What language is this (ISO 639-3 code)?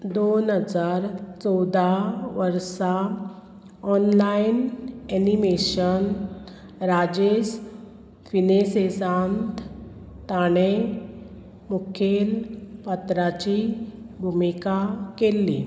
kok